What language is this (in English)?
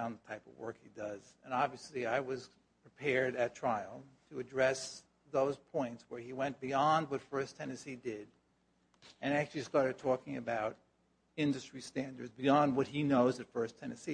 English